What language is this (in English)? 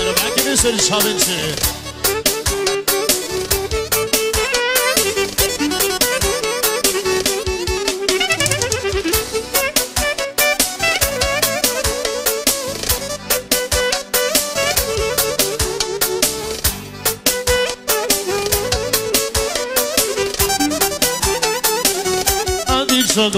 Bulgarian